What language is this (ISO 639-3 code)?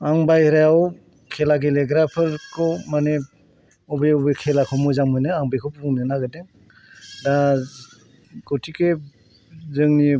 brx